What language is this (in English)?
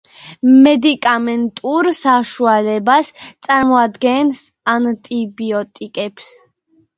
Georgian